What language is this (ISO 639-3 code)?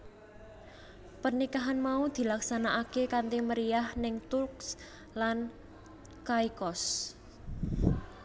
jav